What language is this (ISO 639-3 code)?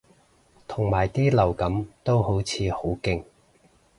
yue